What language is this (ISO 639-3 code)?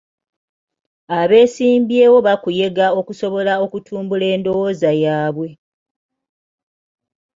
lug